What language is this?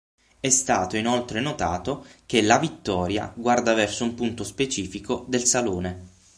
Italian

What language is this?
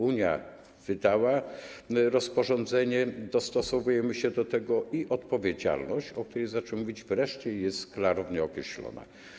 Polish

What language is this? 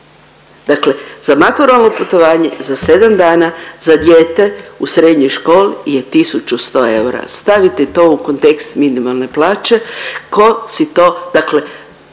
Croatian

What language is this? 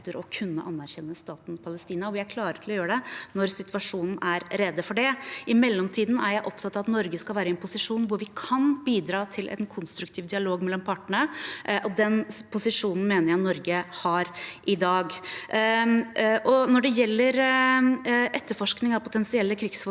Norwegian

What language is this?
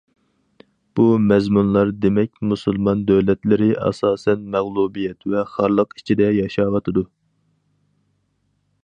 Uyghur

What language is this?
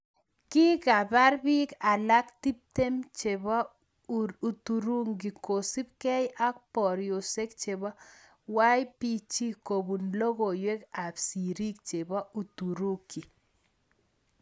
Kalenjin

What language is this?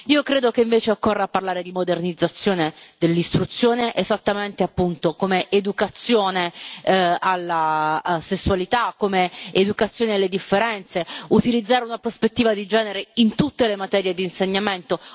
Italian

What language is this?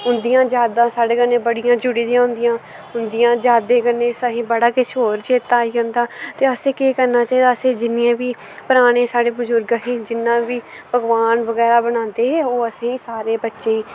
Dogri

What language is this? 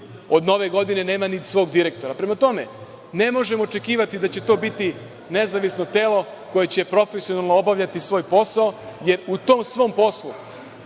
Serbian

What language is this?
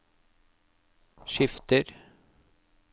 Norwegian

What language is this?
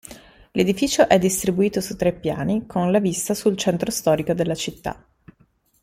Italian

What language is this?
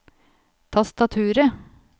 Norwegian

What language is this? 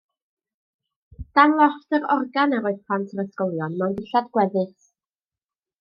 Welsh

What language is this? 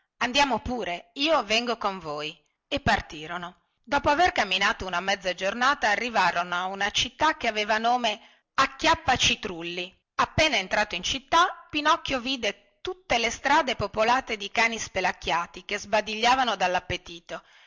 Italian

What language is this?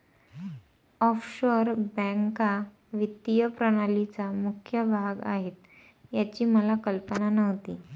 Marathi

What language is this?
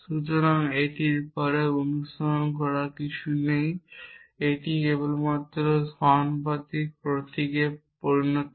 Bangla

